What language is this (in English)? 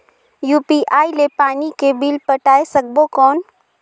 Chhattisgarhi